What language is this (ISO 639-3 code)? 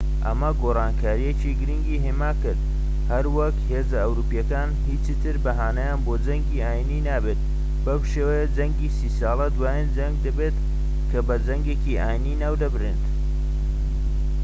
ckb